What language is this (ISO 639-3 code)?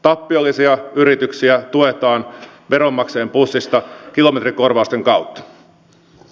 fin